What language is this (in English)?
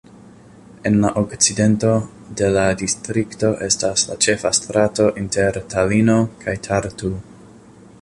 Esperanto